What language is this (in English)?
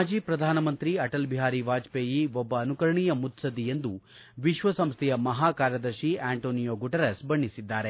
Kannada